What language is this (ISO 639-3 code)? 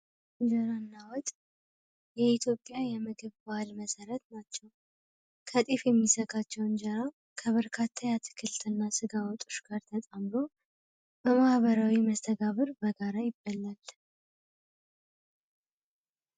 amh